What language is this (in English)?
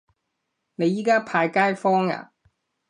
Cantonese